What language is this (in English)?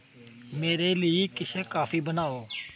Dogri